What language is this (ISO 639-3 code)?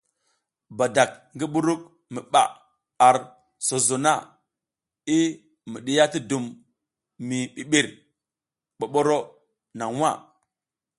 giz